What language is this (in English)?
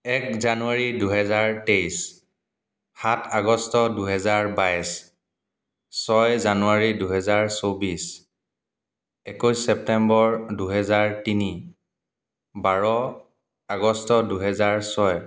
Assamese